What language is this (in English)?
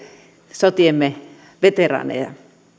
Finnish